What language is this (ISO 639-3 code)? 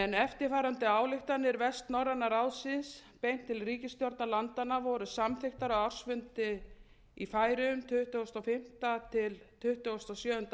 isl